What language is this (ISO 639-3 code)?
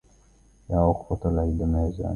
ara